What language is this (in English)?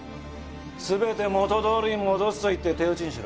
Japanese